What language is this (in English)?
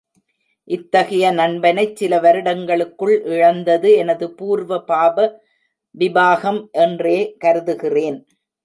Tamil